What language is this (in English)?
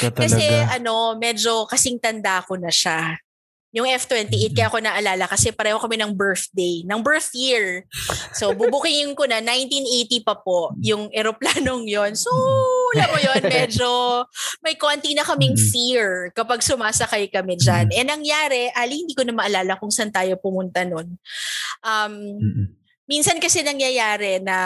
Filipino